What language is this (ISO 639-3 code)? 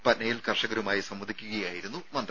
mal